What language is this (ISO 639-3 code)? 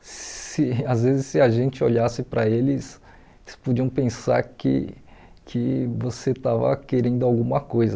por